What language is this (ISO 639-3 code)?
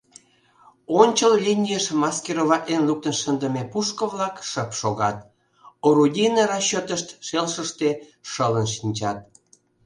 chm